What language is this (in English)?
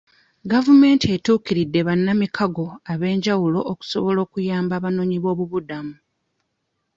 Ganda